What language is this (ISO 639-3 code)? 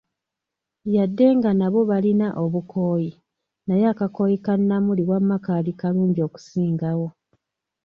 lug